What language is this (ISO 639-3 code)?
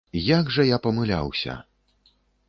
bel